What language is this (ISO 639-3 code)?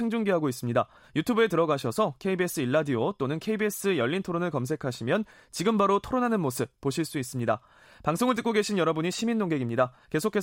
kor